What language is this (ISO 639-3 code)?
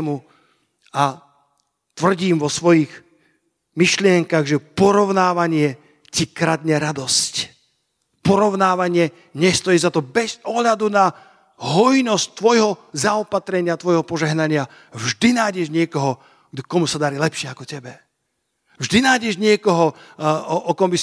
slk